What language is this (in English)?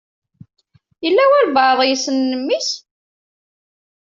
Kabyle